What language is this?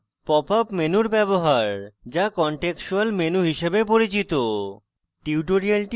Bangla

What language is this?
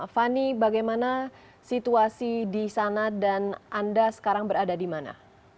Indonesian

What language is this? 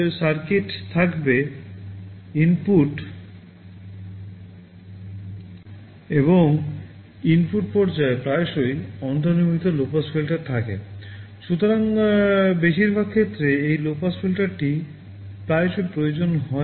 Bangla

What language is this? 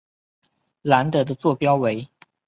Chinese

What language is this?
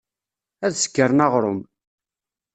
Kabyle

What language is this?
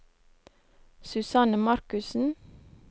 Norwegian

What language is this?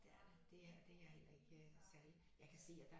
Danish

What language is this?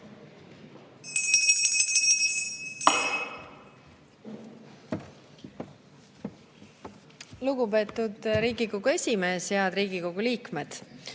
Estonian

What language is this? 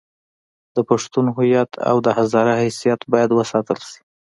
Pashto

